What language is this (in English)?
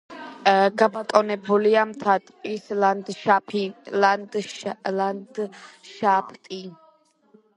Georgian